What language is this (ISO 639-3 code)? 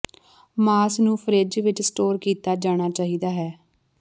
pan